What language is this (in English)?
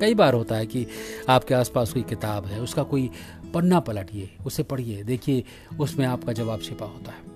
Hindi